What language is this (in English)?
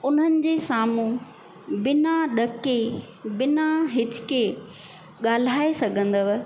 Sindhi